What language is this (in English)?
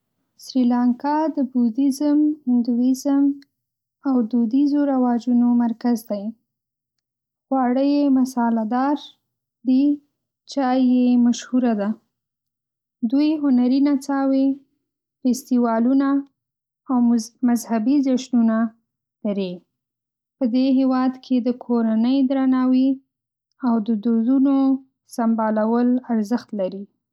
Pashto